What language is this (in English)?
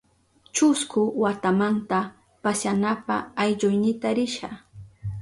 Southern Pastaza Quechua